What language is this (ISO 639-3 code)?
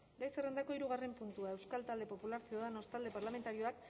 eus